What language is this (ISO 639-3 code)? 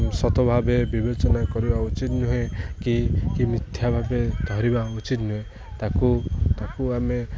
ori